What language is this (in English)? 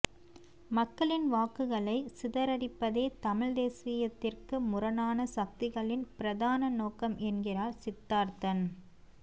Tamil